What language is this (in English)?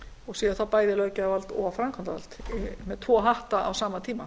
Icelandic